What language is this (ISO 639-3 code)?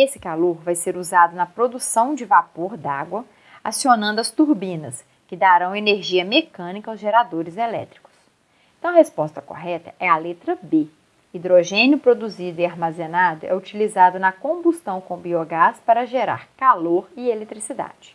por